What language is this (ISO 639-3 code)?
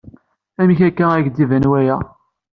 kab